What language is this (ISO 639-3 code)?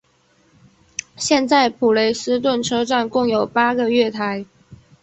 zho